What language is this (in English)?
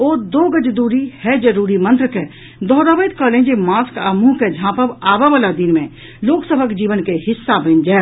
Maithili